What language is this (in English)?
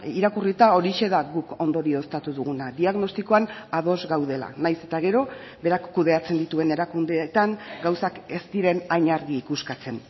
Basque